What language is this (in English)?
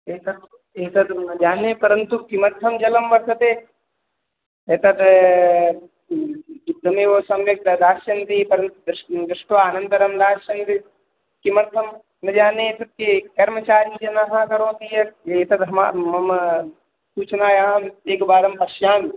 Sanskrit